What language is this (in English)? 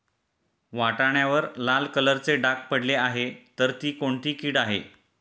Marathi